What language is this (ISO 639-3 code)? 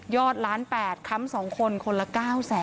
tha